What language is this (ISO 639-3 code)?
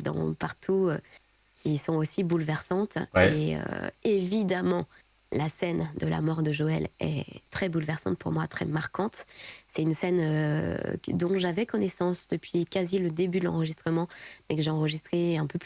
fra